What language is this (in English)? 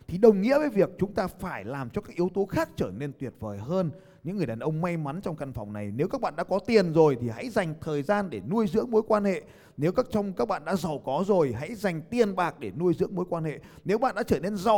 Vietnamese